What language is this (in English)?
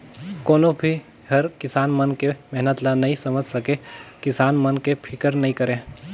Chhattisgarhi